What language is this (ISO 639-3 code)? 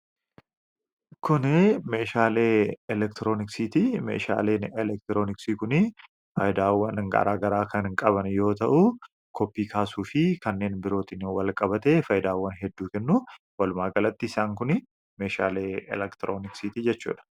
orm